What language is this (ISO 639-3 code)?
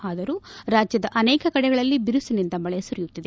kan